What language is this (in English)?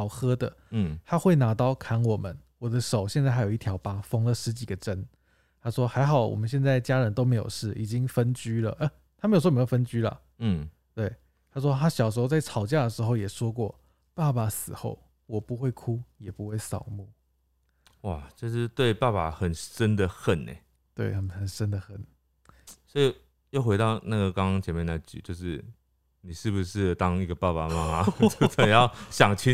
Chinese